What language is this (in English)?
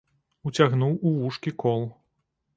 Belarusian